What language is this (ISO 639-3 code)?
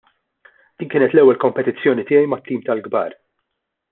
mlt